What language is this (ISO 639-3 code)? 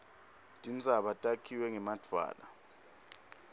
ssw